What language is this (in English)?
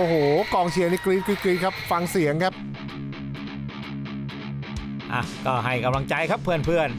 Thai